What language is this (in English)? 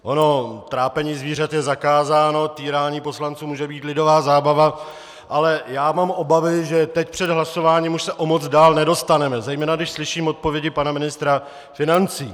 Czech